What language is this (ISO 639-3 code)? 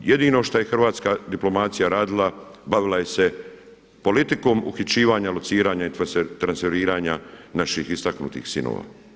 hrv